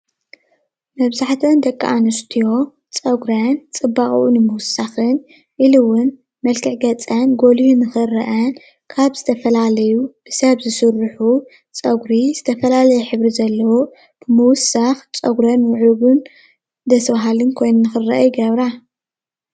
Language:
Tigrinya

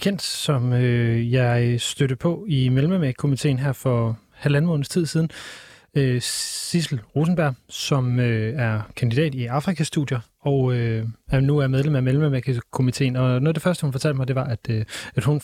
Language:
Danish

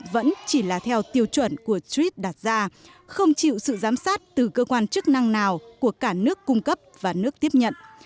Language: Vietnamese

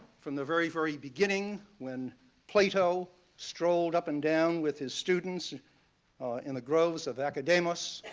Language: English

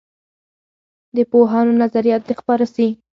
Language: Pashto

